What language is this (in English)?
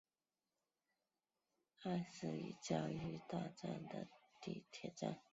Chinese